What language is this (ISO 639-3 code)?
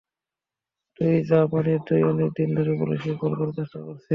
ben